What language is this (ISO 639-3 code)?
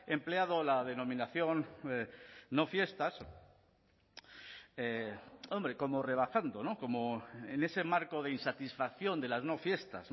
spa